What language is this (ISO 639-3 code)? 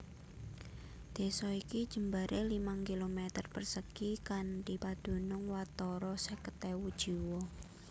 jav